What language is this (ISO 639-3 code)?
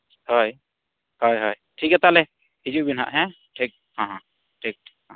sat